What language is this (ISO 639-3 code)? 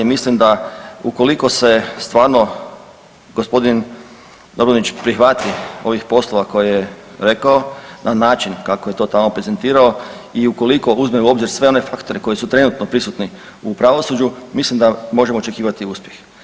hrv